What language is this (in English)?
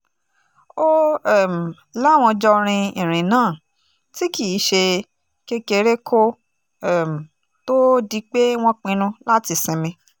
Yoruba